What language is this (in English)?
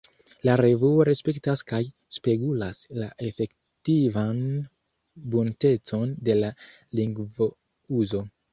Esperanto